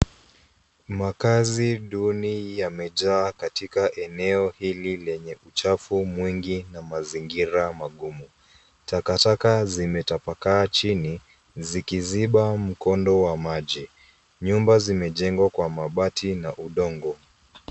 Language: Swahili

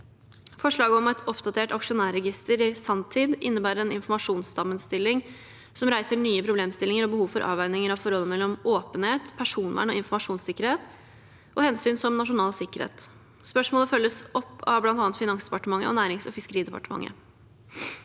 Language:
Norwegian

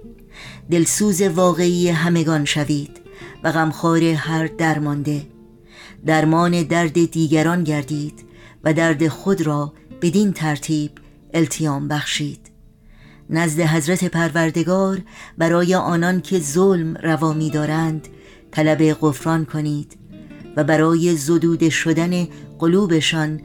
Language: Persian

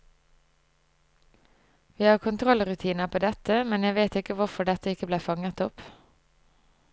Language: Norwegian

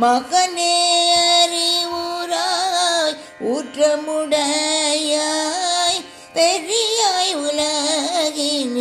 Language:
Tamil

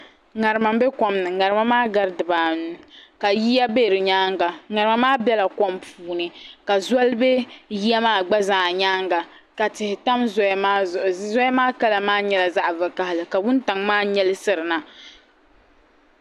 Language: Dagbani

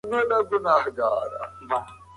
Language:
Pashto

